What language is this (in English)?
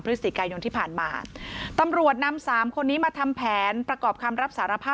Thai